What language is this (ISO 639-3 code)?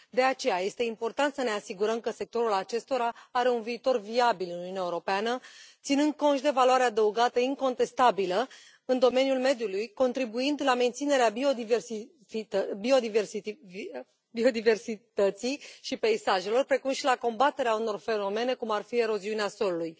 ron